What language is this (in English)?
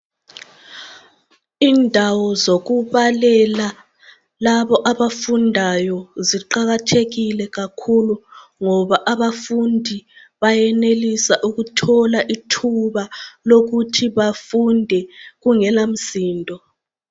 North Ndebele